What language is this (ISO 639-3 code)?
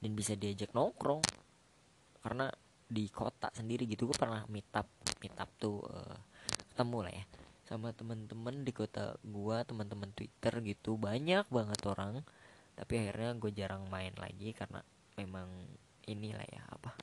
ind